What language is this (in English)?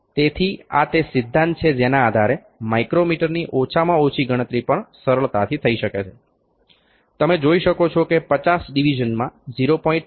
Gujarati